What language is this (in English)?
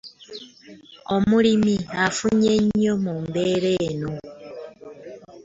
Ganda